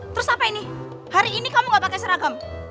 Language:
Indonesian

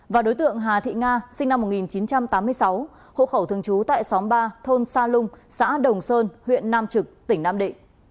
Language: Vietnamese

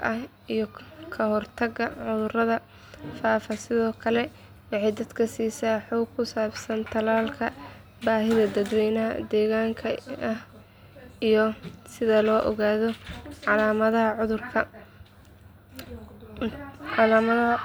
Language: Somali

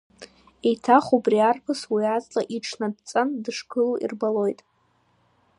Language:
Abkhazian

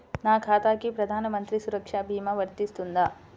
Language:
Telugu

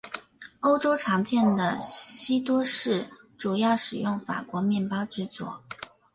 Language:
Chinese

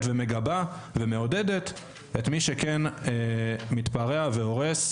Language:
Hebrew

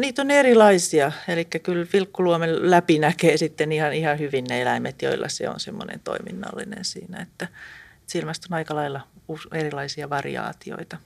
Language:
Finnish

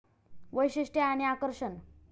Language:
Marathi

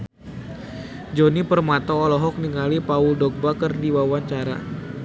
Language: Sundanese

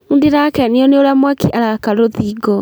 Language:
Kikuyu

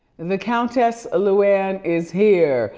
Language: English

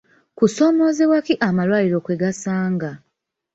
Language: Ganda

